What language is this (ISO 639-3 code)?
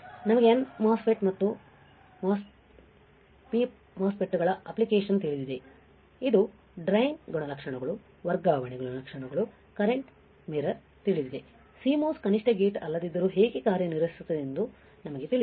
kan